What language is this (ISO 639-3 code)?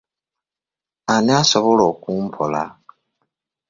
lug